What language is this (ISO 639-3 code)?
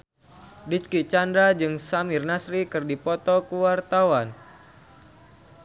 sun